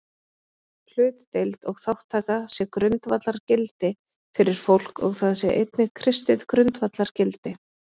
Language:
Icelandic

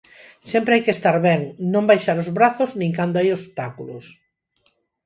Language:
Galician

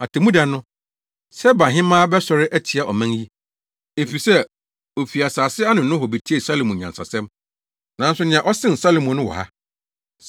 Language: Akan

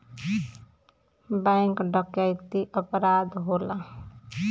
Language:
Bhojpuri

